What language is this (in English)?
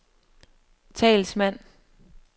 Danish